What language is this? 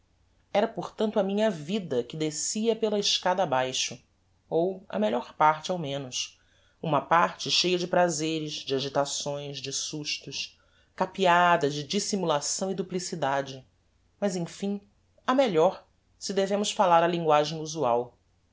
Portuguese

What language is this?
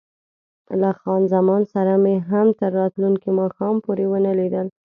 Pashto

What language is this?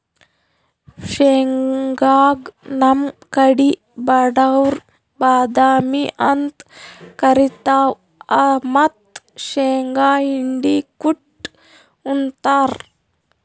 Kannada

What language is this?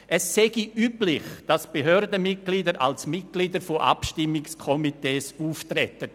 Swiss German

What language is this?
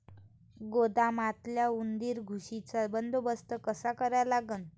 Marathi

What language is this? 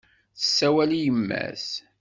Kabyle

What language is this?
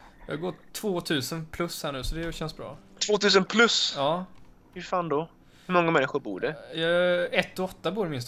Swedish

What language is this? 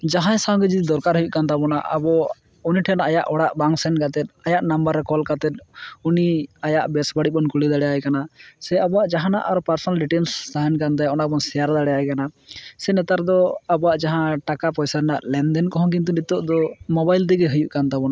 Santali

